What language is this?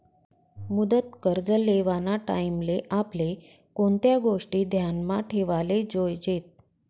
Marathi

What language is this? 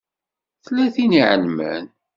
Kabyle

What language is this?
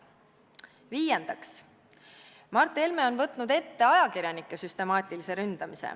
Estonian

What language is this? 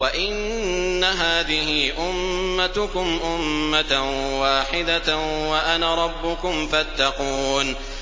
Arabic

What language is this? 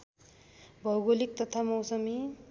Nepali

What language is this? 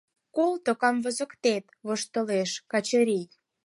Mari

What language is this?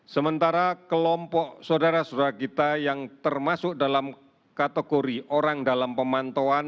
Indonesian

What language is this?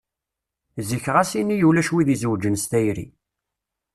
Kabyle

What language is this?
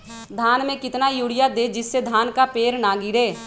Magahi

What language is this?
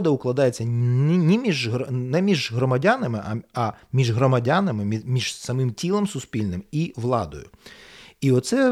Ukrainian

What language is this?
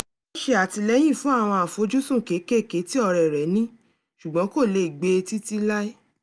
Yoruba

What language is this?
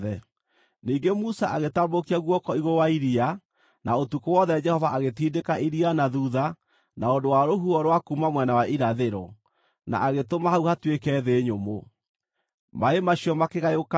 Kikuyu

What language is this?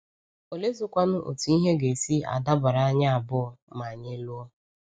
Igbo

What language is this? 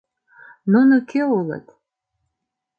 Mari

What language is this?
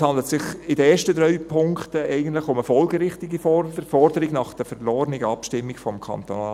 Swiss German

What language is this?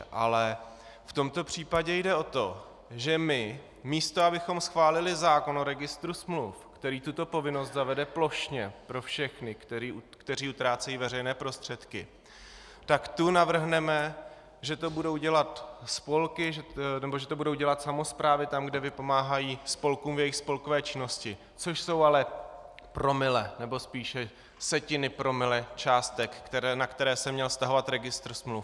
Czech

